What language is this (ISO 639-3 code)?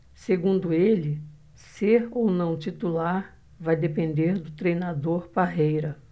por